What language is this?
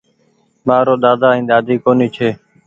Goaria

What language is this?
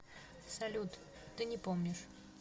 Russian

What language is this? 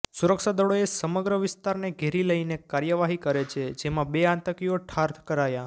Gujarati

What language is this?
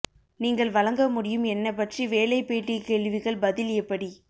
Tamil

